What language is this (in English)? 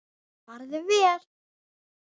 Icelandic